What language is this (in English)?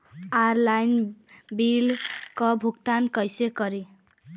Bhojpuri